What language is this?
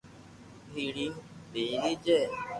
Loarki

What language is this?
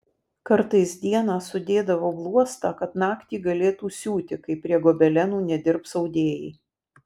Lithuanian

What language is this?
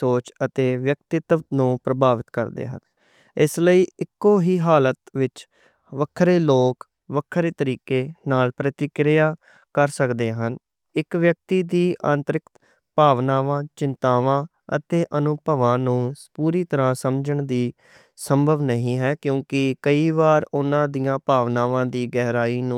Western Panjabi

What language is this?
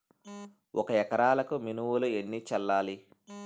Telugu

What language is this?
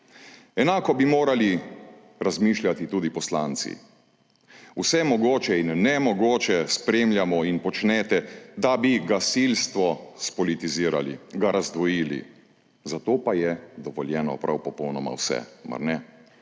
Slovenian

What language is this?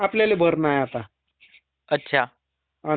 Marathi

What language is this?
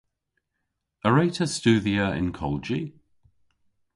Cornish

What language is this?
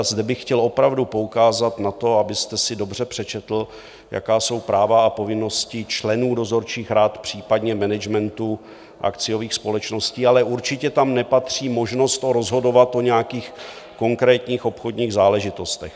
Czech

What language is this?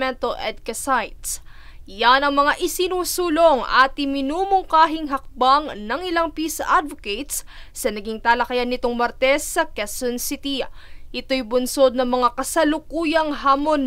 Filipino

